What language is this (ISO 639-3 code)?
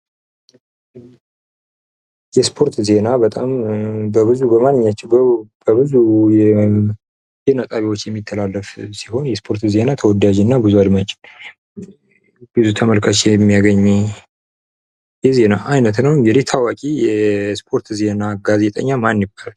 amh